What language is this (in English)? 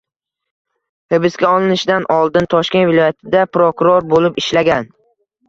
Uzbek